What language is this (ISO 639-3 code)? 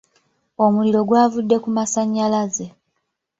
lug